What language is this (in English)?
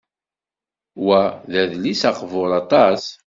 Kabyle